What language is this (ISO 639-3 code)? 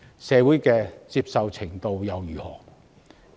yue